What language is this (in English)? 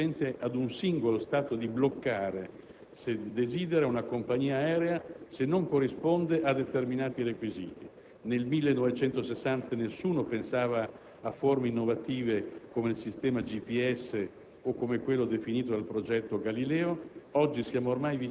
Italian